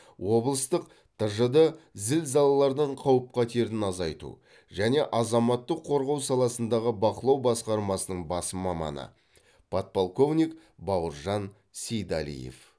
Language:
Kazakh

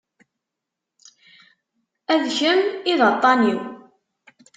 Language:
Kabyle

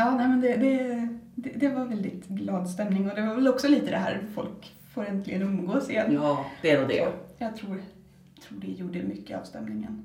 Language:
Swedish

